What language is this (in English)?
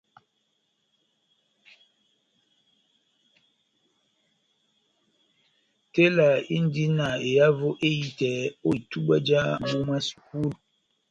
Batanga